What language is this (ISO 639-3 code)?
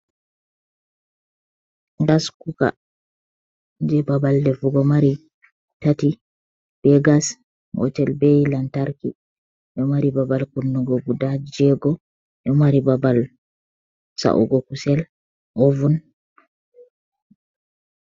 ful